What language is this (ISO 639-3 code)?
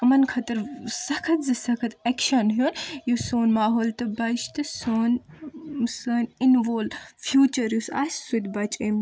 kas